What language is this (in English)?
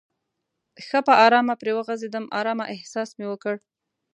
Pashto